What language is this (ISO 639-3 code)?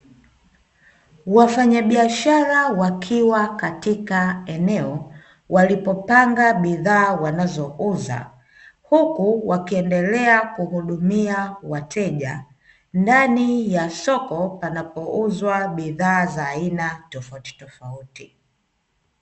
swa